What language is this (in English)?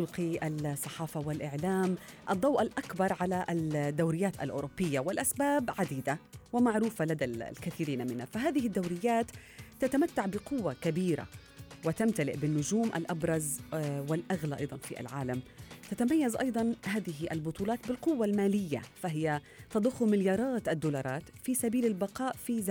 Arabic